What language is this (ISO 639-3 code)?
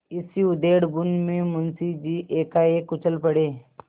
hin